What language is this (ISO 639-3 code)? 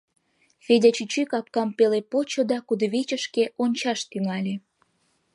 chm